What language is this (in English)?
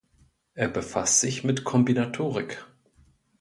German